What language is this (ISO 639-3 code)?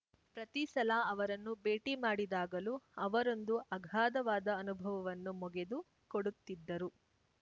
kan